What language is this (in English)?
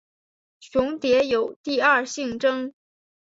Chinese